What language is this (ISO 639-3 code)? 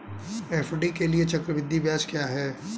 hin